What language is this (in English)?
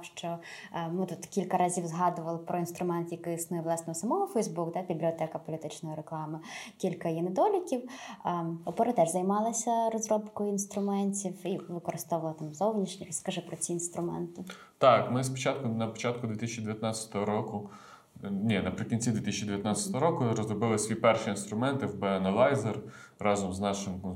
Ukrainian